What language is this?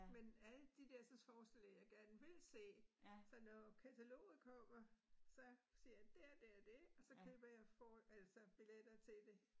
Danish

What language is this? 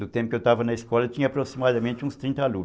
Portuguese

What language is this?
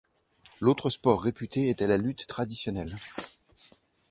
French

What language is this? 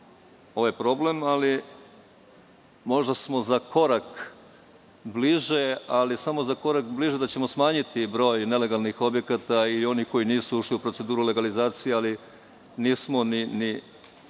Serbian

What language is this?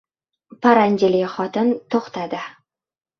Uzbek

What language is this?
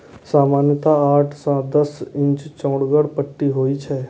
Maithili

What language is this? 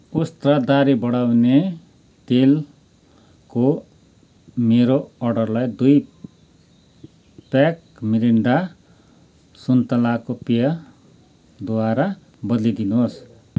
Nepali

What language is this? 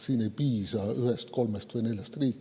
Estonian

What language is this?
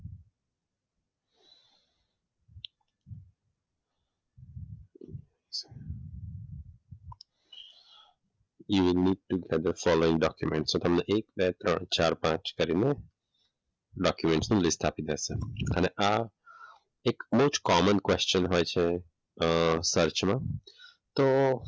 Gujarati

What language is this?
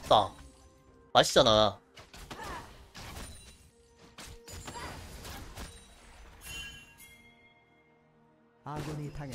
Korean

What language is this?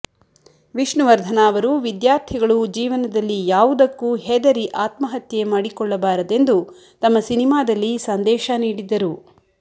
Kannada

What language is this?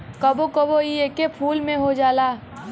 Bhojpuri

